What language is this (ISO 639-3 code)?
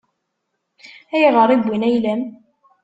kab